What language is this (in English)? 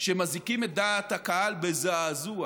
Hebrew